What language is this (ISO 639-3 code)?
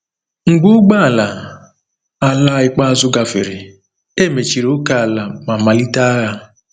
ibo